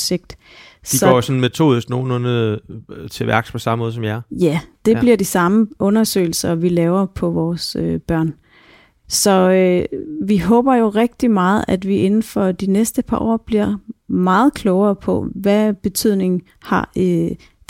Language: Danish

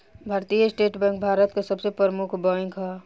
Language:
Bhojpuri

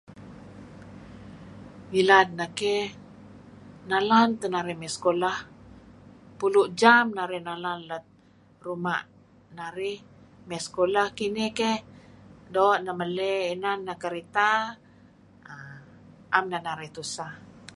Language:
Kelabit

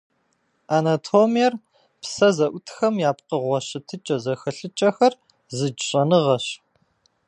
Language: Kabardian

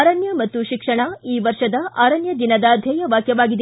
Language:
Kannada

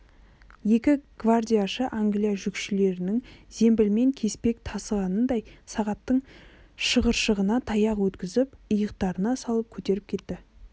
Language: Kazakh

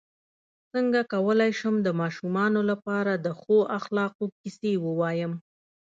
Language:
Pashto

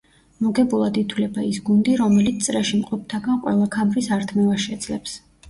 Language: Georgian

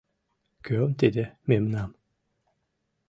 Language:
Mari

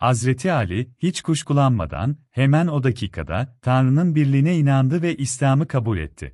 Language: Turkish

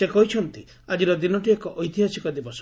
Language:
Odia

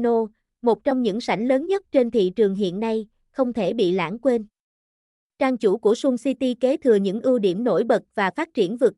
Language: Vietnamese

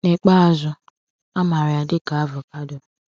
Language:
Igbo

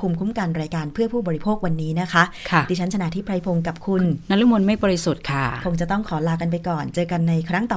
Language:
Thai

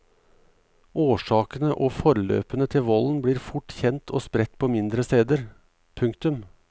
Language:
Norwegian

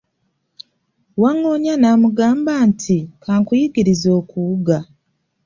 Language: Ganda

